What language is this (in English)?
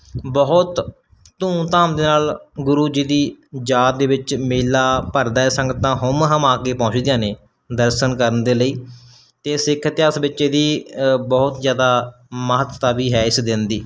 Punjabi